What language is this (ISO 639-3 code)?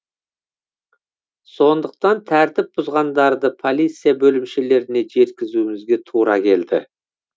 kaz